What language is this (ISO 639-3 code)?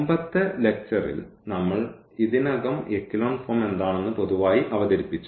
mal